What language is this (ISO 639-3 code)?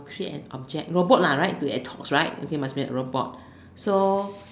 eng